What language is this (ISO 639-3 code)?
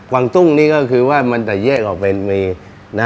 tha